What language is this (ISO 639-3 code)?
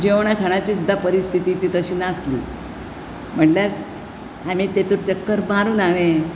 kok